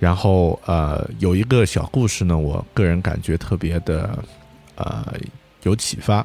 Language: Chinese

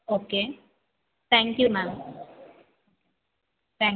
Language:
Telugu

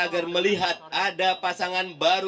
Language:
Indonesian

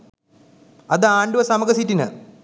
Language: Sinhala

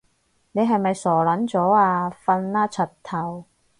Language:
Cantonese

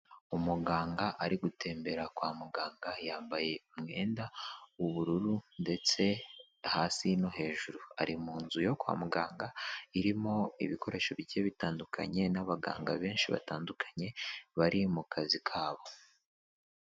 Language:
Kinyarwanda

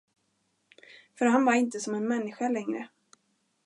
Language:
Swedish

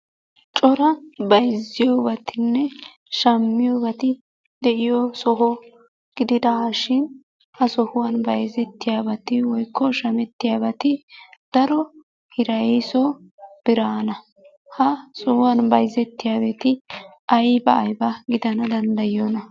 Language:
Wolaytta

